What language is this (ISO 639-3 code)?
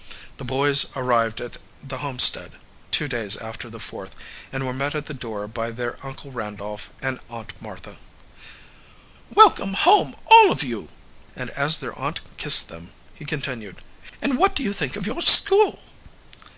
eng